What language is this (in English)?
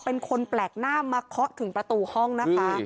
Thai